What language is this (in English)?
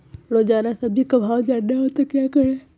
Magahi